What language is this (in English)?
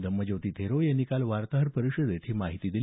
Marathi